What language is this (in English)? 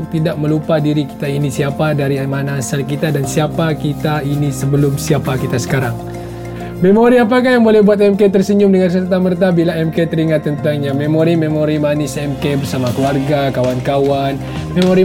Malay